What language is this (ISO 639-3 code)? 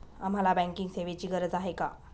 mar